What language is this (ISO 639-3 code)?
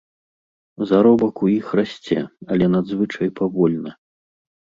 bel